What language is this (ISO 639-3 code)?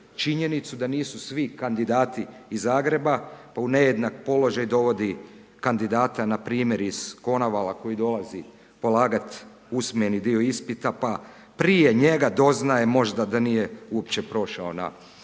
hrv